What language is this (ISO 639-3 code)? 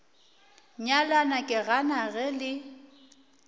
nso